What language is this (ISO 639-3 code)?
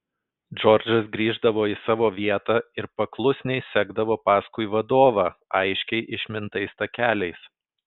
lit